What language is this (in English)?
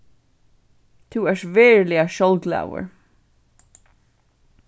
Faroese